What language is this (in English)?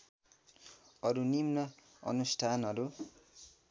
Nepali